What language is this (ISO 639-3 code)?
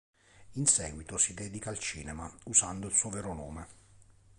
ita